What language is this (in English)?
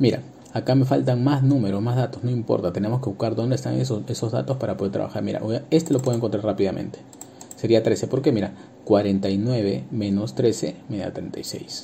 Spanish